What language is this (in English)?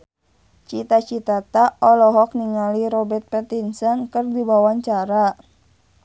Sundanese